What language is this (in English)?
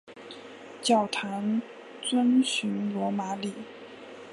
Chinese